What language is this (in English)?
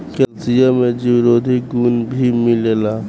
Bhojpuri